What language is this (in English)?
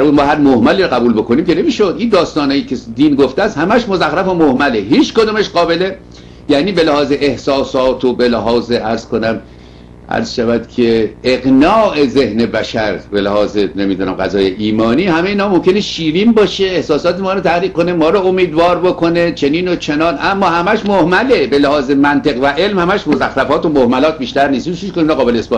Persian